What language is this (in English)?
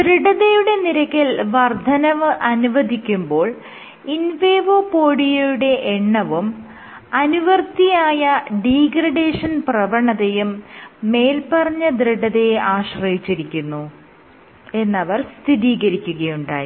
Malayalam